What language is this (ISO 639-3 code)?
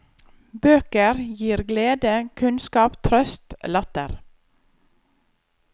nor